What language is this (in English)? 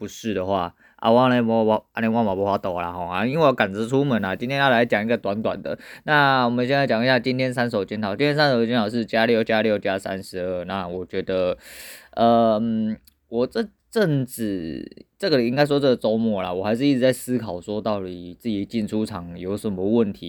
Chinese